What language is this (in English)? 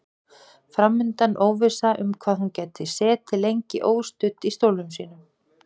Icelandic